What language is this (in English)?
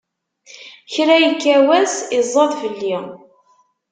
Kabyle